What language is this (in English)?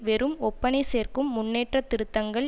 Tamil